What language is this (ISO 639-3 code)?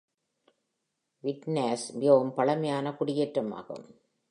tam